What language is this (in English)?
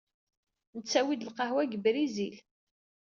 Kabyle